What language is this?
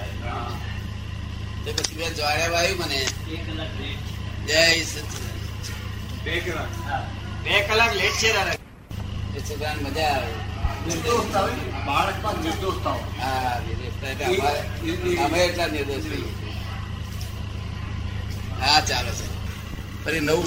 Gujarati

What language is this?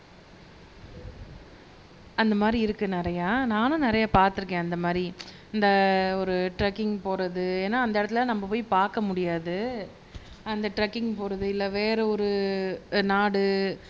Tamil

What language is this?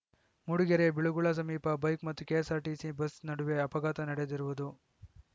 Kannada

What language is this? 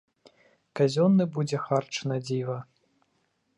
Belarusian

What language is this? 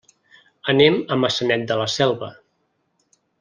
Catalan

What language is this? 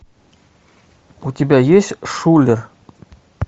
Russian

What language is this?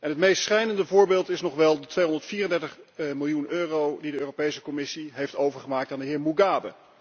Dutch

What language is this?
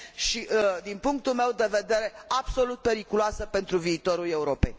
Romanian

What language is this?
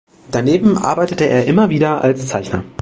German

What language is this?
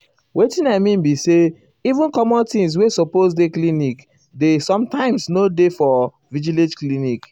Nigerian Pidgin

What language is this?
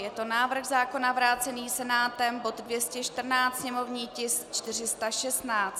Czech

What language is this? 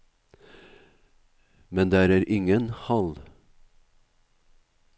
Norwegian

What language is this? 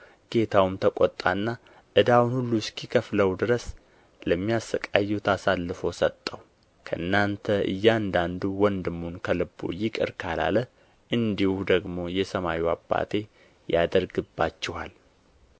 Amharic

